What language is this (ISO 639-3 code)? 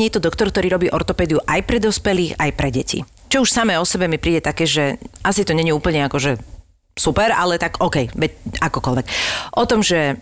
slk